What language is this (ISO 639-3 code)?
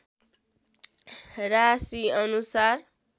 nep